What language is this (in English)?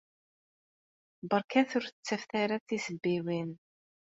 Kabyle